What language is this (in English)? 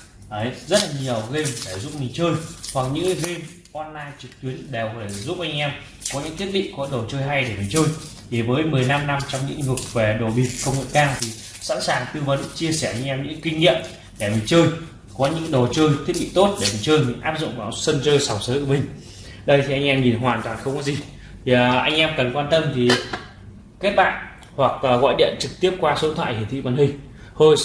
Vietnamese